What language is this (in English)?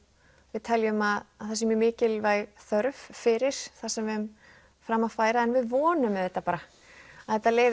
Icelandic